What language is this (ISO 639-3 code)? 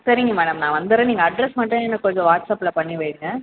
tam